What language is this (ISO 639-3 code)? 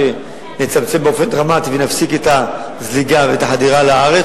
heb